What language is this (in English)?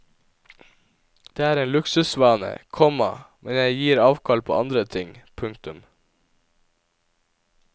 Norwegian